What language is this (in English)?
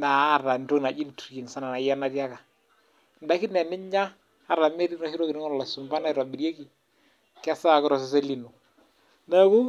Masai